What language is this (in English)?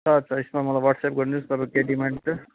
Nepali